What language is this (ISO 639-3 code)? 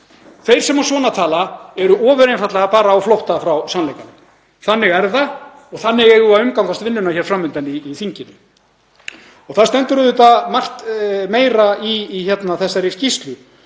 isl